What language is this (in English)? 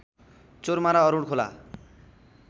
Nepali